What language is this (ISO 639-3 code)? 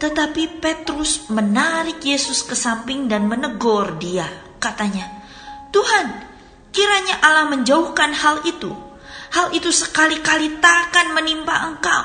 ind